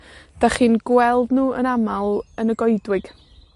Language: Welsh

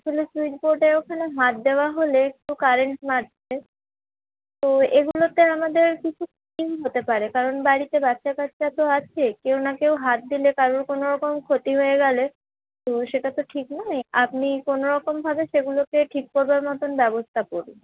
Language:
Bangla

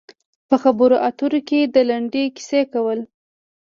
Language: Pashto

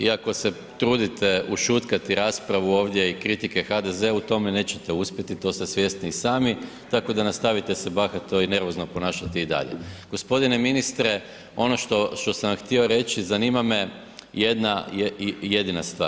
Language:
Croatian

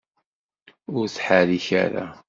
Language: Kabyle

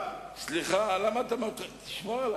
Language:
Hebrew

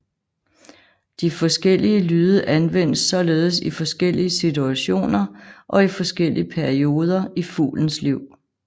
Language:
Danish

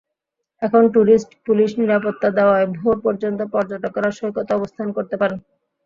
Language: Bangla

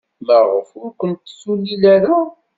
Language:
Kabyle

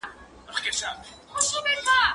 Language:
Pashto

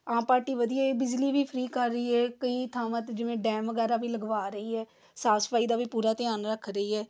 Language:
Punjabi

